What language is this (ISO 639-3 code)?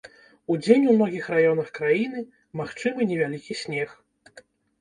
bel